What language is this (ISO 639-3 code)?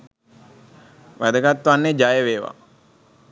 sin